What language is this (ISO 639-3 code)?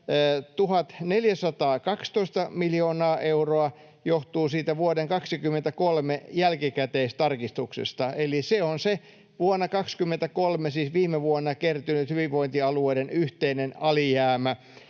fin